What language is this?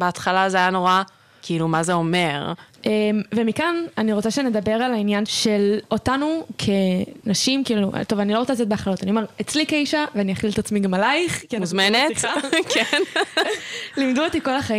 Hebrew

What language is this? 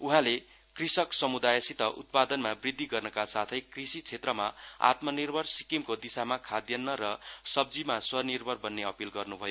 Nepali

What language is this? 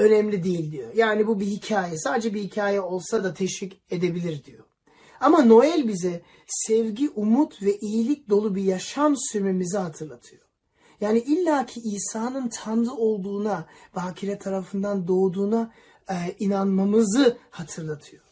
Turkish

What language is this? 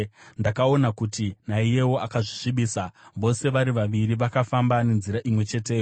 Shona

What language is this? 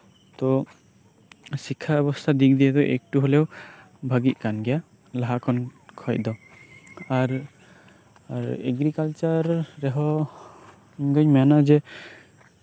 Santali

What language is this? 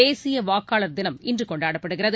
Tamil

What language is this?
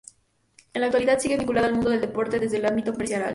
Spanish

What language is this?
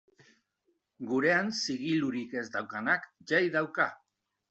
Basque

